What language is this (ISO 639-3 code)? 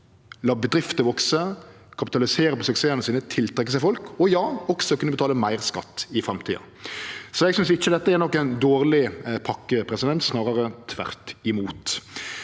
nor